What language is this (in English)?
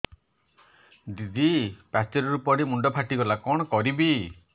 Odia